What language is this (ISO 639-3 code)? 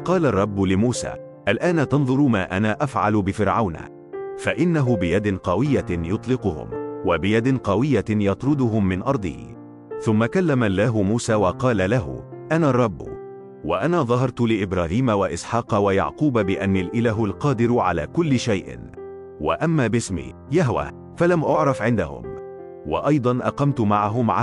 ara